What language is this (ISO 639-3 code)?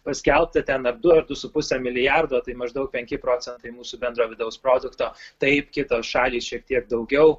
lit